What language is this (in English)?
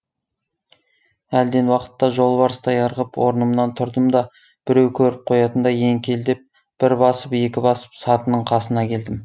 Kazakh